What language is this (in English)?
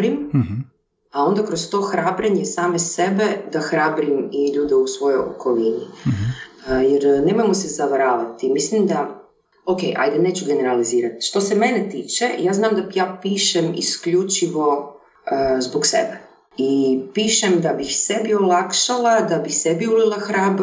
Croatian